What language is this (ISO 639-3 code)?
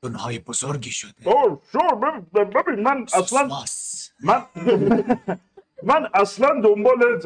fas